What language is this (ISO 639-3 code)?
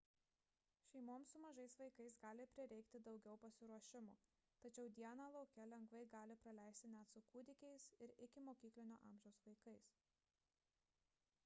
lit